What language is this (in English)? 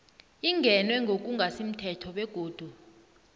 South Ndebele